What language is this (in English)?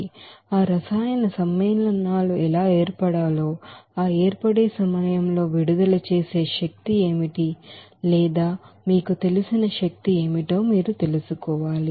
Telugu